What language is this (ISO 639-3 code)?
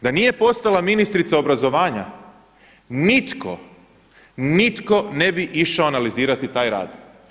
hrv